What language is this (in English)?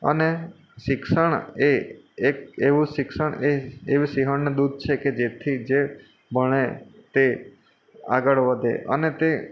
Gujarati